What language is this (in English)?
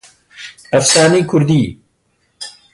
Central Kurdish